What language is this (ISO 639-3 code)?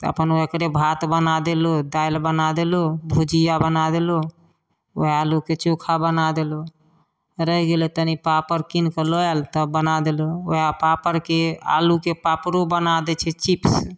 mai